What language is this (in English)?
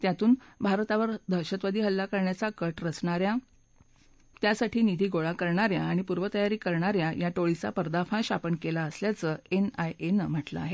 Marathi